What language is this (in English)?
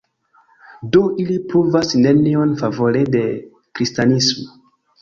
Esperanto